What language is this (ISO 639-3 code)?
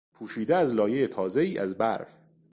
fas